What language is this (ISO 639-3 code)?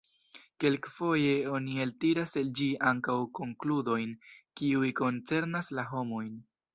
epo